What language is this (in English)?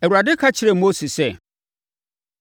Akan